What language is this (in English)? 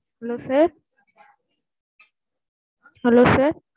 Tamil